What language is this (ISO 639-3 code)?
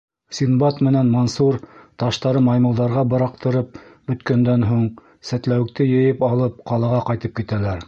bak